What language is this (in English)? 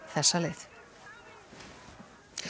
Icelandic